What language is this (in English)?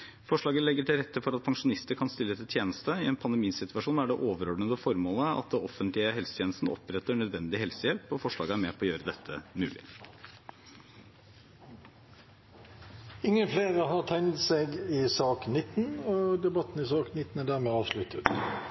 Norwegian Bokmål